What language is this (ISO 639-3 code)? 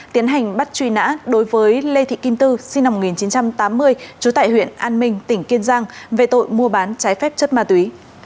vie